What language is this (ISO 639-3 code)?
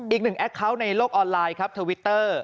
tha